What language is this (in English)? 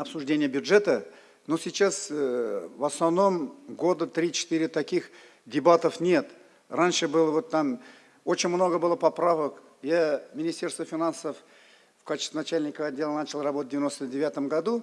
Russian